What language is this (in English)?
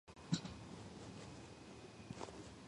Georgian